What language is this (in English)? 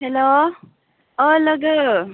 Bodo